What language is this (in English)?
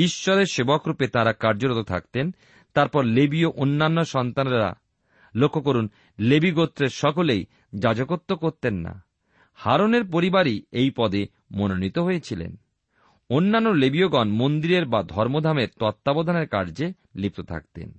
Bangla